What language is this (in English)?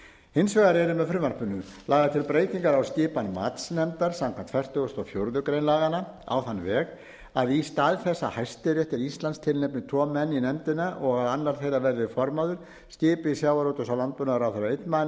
Icelandic